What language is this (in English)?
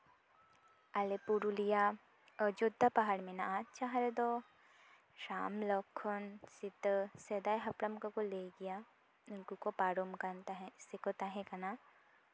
Santali